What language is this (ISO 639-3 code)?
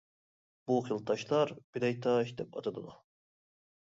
uig